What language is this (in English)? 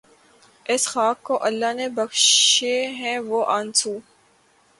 Urdu